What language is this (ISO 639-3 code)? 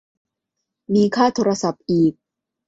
tha